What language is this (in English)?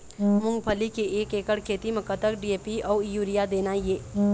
Chhattisgarhi